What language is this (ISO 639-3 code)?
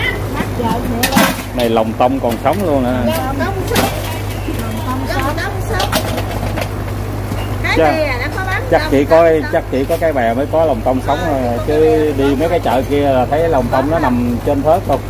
vie